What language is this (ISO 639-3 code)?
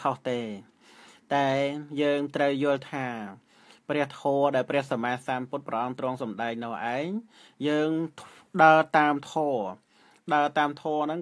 tha